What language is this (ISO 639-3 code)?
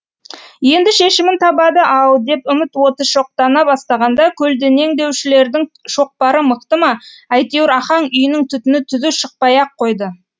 kaz